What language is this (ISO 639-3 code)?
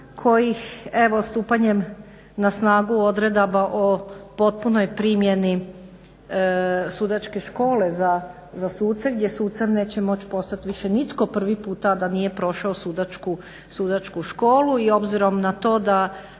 hrv